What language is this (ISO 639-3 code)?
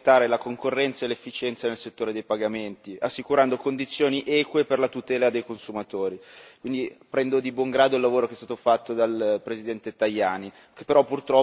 ita